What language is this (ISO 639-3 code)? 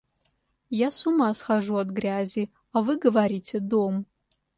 rus